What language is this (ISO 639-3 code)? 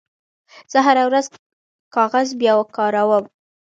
pus